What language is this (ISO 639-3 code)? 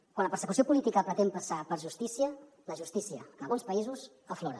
cat